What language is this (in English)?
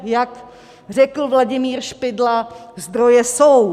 Czech